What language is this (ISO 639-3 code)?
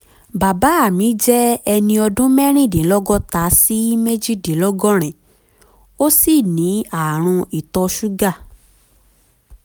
yor